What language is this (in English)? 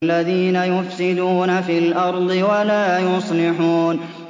Arabic